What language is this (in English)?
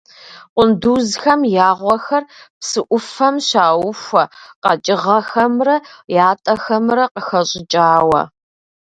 Kabardian